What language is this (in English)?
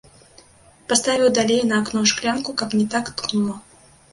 Belarusian